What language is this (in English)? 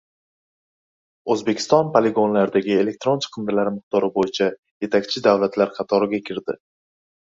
Uzbek